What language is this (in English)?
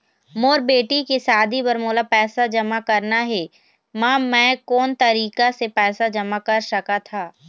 Chhattisgarhi